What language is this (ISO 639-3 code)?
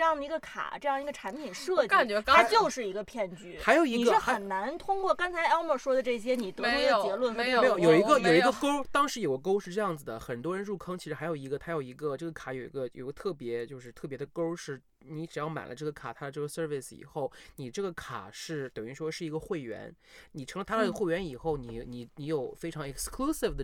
zho